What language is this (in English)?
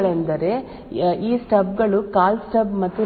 Kannada